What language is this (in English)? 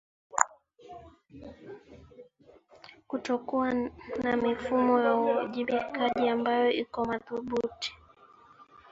Swahili